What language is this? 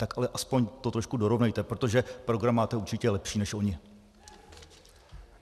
Czech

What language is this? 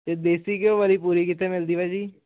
Punjabi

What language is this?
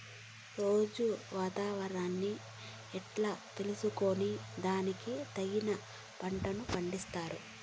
Telugu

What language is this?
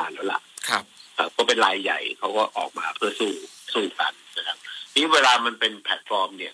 Thai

